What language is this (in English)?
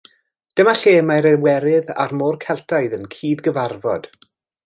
Welsh